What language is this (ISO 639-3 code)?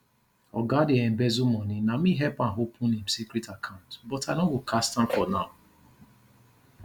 pcm